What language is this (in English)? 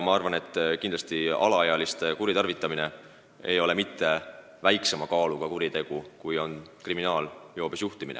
Estonian